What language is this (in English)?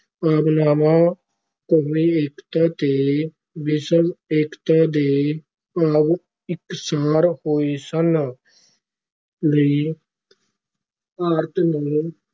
Punjabi